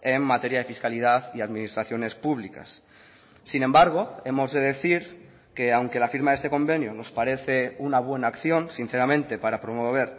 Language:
Spanish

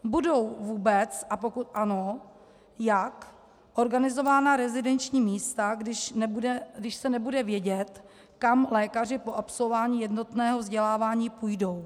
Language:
Czech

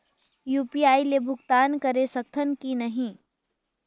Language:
Chhattisgarhi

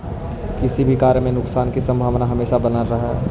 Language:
Magahi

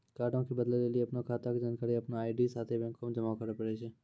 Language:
Maithili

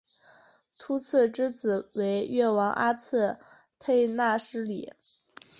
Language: Chinese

